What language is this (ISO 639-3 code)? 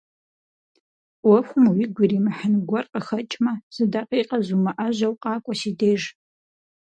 kbd